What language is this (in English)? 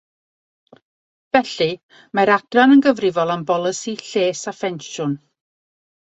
Welsh